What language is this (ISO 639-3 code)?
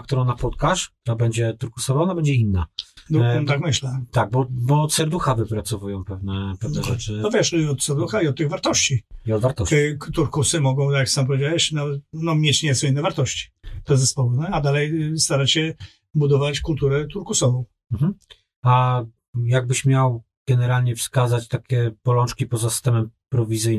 pol